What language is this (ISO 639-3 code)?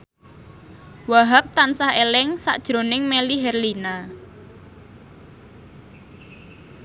jav